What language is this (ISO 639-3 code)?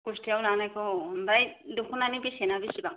brx